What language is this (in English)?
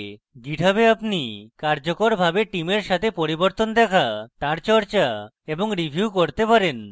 Bangla